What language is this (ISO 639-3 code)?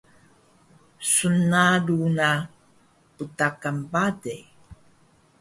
trv